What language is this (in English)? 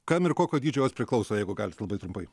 Lithuanian